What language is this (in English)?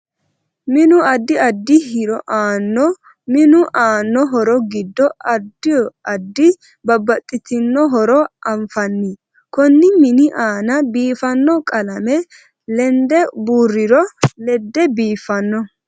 Sidamo